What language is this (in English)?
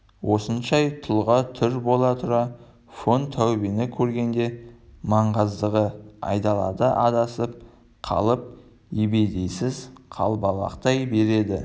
Kazakh